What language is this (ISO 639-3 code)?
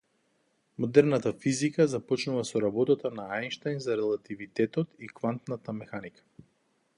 mkd